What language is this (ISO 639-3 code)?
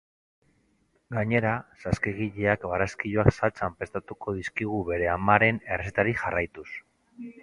eus